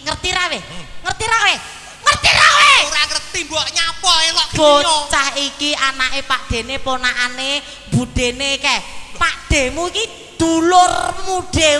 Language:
Indonesian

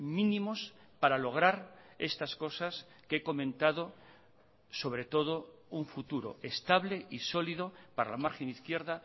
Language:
Spanish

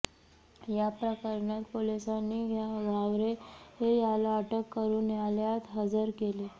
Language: Marathi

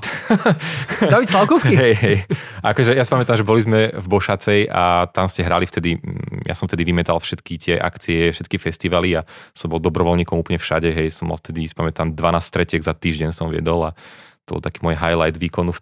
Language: Slovak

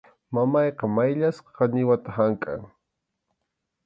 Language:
Arequipa-La Unión Quechua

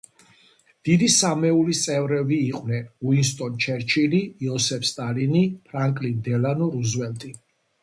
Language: Georgian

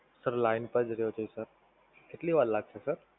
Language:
Gujarati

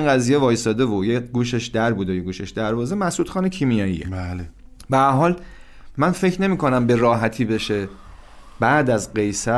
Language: Persian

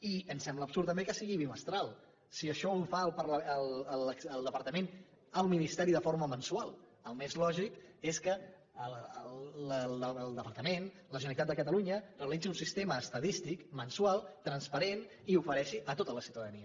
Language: Catalan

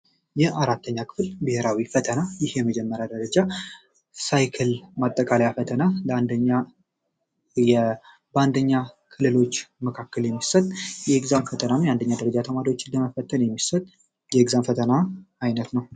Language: Amharic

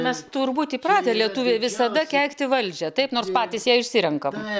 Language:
Lithuanian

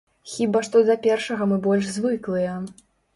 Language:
Belarusian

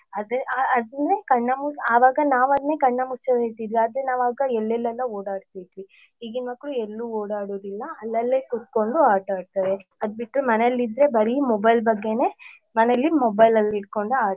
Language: Kannada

